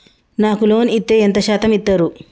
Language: Telugu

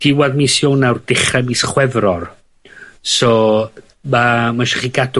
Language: Welsh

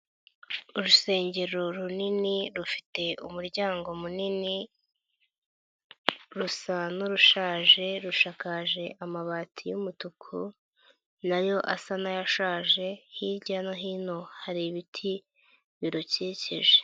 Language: Kinyarwanda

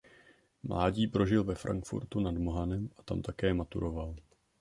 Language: Czech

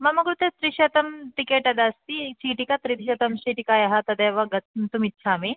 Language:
Sanskrit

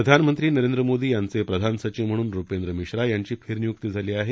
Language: Marathi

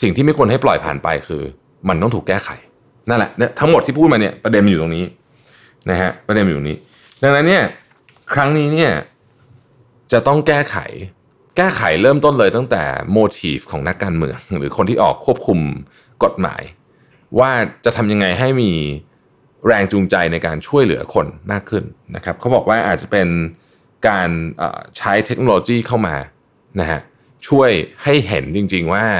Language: Thai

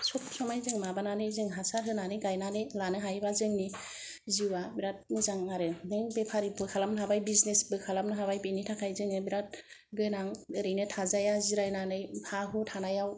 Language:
Bodo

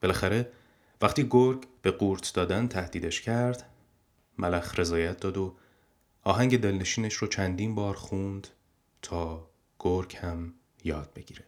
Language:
Persian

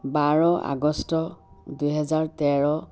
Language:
Assamese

